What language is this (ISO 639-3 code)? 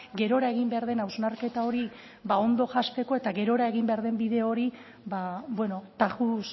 eus